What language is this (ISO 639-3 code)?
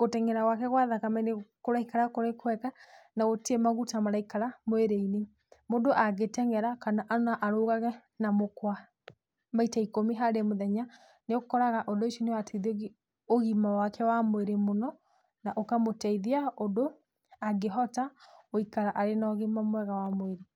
kik